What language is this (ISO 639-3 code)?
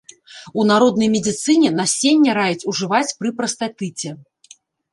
bel